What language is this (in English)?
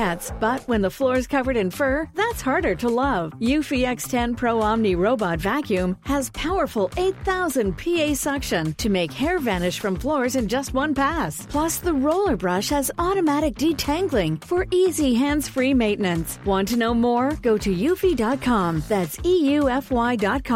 Swedish